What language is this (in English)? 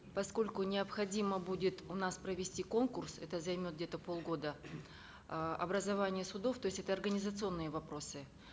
Kazakh